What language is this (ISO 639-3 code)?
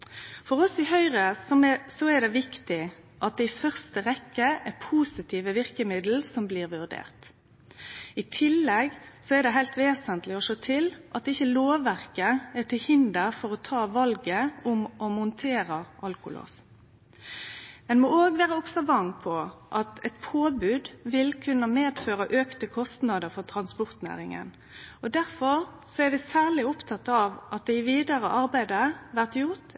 nno